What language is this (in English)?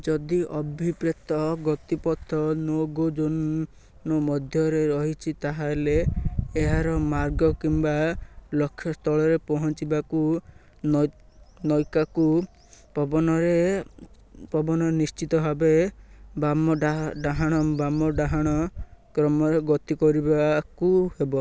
Odia